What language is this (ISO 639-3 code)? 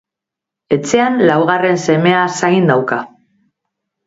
eus